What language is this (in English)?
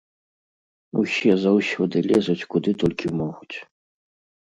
Belarusian